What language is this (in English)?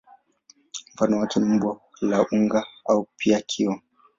Swahili